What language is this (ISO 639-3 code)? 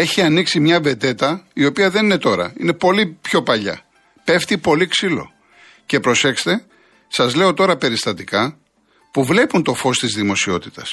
ell